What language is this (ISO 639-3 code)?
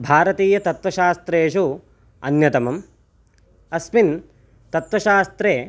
san